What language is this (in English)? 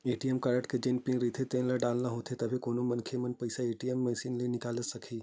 Chhattisgarhi